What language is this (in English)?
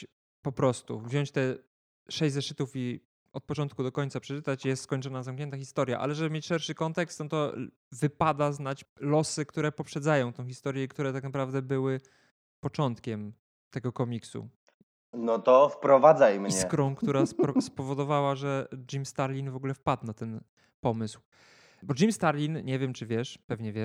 Polish